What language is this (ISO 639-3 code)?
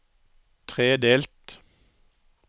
nor